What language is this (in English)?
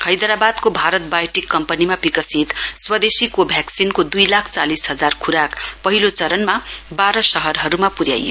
Nepali